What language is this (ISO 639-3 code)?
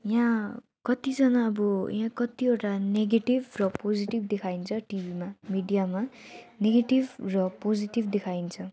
nep